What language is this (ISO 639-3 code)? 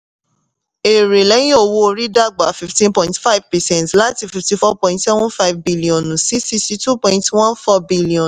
yor